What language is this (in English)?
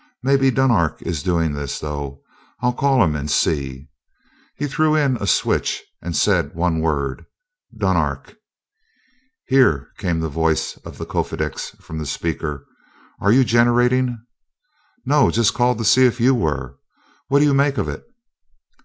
English